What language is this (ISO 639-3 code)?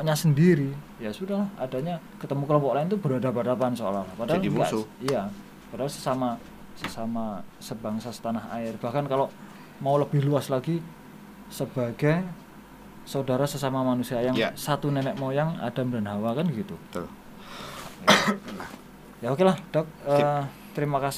ind